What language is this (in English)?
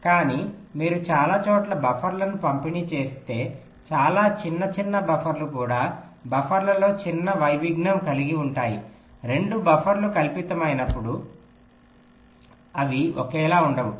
Telugu